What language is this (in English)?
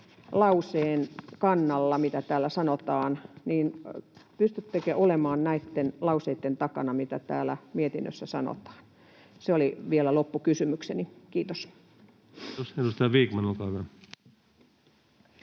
Finnish